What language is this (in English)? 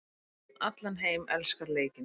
Icelandic